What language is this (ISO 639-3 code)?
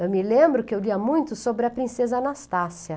por